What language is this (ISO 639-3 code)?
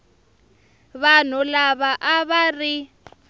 tso